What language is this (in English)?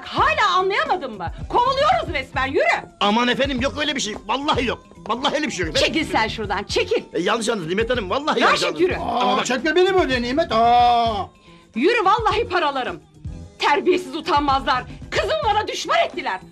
Turkish